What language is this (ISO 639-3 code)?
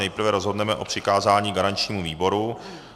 ces